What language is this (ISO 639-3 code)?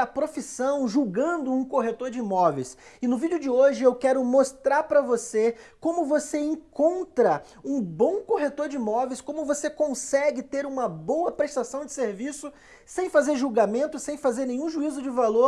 por